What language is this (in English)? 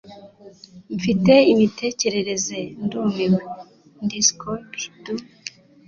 Kinyarwanda